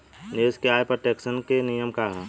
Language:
Bhojpuri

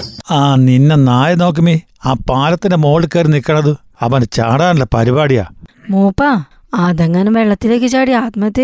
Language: Malayalam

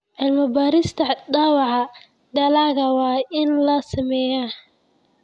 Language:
Somali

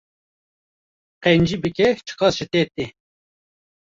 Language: Kurdish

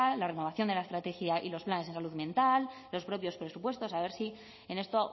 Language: Spanish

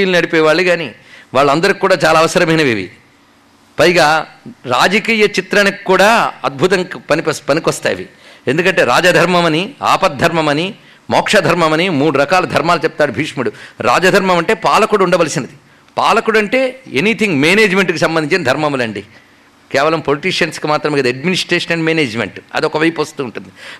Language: Telugu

